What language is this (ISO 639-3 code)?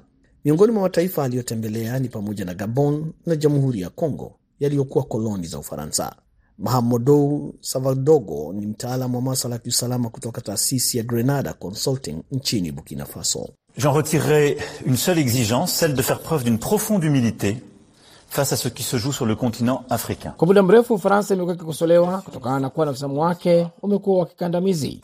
swa